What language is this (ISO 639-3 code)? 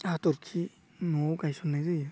brx